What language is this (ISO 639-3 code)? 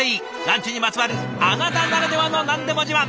jpn